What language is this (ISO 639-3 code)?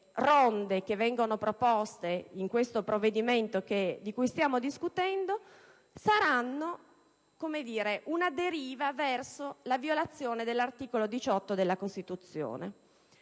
ita